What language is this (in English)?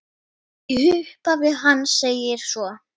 Icelandic